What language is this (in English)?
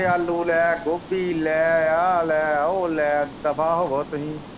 Punjabi